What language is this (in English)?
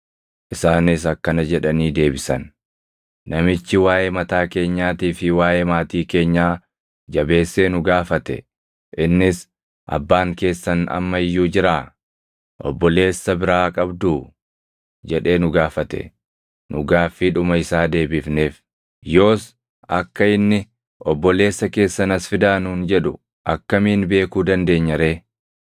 Oromo